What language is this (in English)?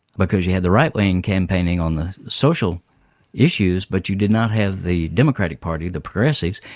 English